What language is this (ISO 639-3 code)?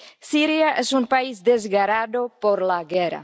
spa